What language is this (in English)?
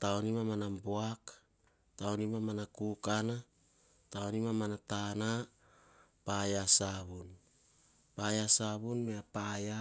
Hahon